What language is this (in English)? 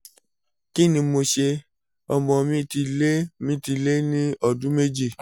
Yoruba